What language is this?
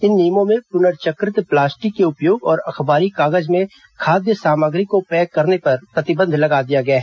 Hindi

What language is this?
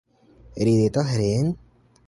Esperanto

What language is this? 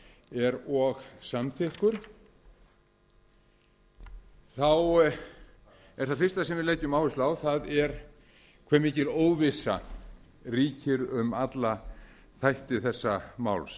Icelandic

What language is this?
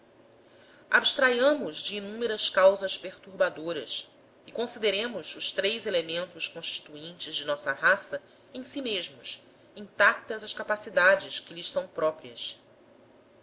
Portuguese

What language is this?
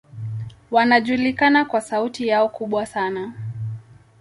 Swahili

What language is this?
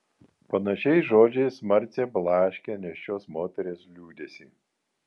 Lithuanian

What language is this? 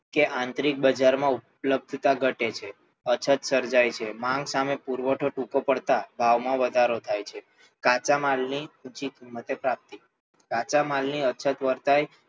Gujarati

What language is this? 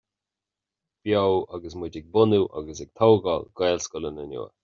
Irish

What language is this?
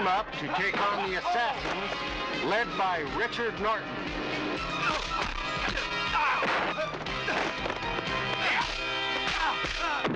English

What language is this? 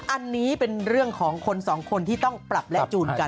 Thai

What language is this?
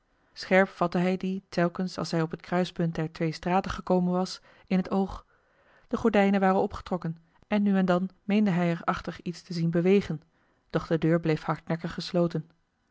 Dutch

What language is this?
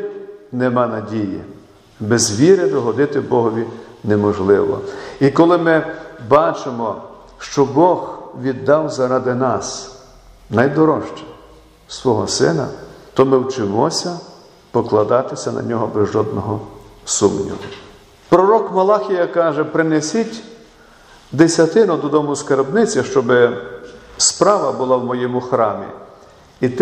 Ukrainian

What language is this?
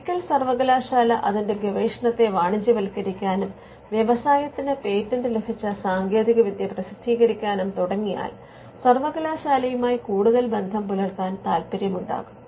Malayalam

